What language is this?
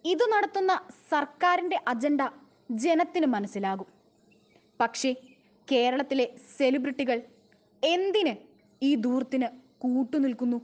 Thai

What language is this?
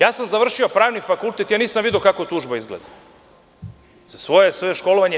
Serbian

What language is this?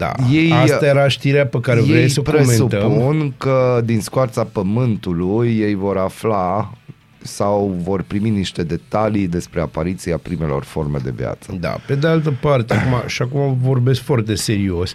Romanian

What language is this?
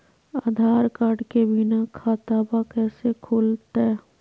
Magahi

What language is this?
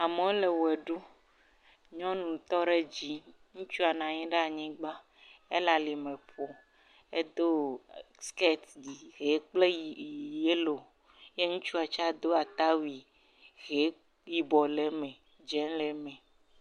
Ewe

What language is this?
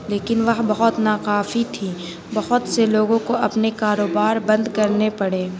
Urdu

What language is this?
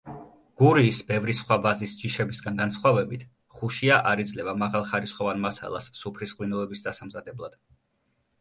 Georgian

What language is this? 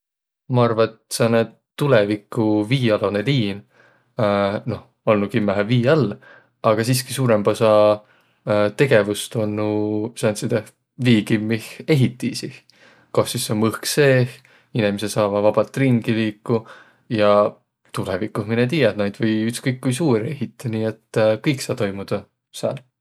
Võro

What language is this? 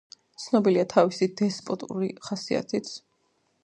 Georgian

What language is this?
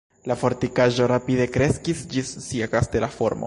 Esperanto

